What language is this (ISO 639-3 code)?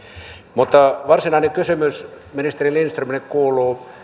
fin